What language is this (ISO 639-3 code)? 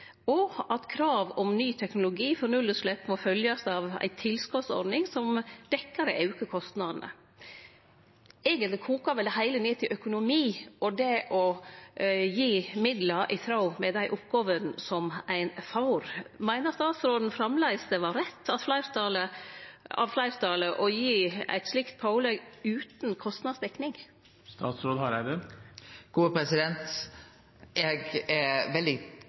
nno